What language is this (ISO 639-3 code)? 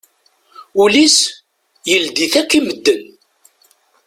kab